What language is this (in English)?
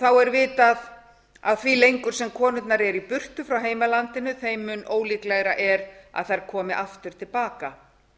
Icelandic